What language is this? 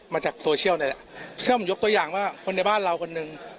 Thai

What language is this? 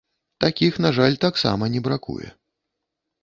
Belarusian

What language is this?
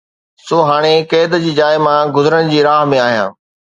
Sindhi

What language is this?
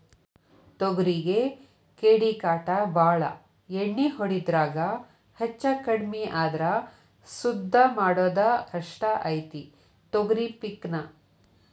Kannada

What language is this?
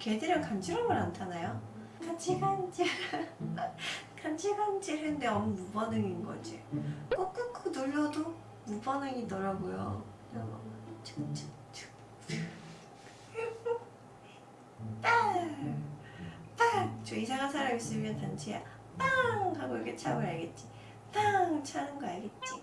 Korean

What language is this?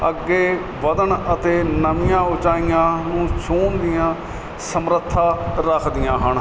Punjabi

